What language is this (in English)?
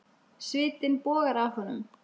Icelandic